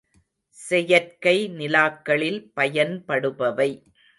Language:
Tamil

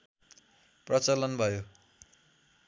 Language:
Nepali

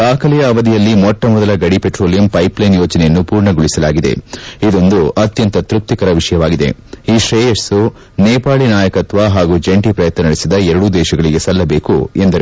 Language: Kannada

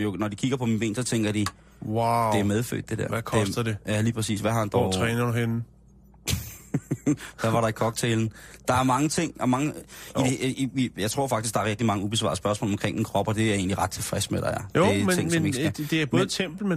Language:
Danish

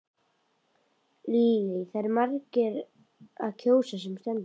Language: Icelandic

